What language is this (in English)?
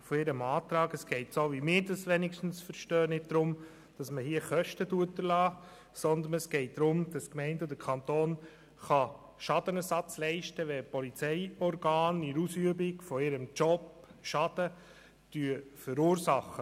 Swiss German